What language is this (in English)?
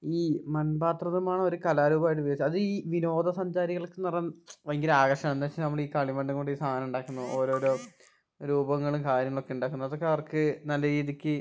Malayalam